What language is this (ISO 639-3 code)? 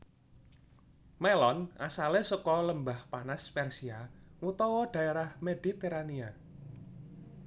jav